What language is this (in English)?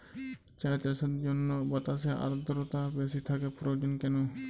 Bangla